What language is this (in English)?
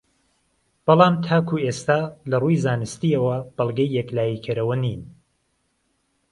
Central Kurdish